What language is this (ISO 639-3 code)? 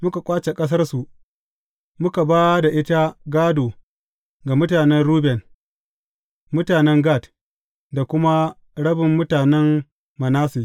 hau